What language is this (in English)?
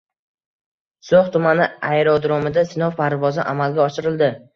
Uzbek